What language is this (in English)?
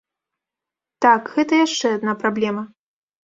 Belarusian